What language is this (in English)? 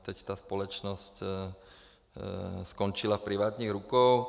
Czech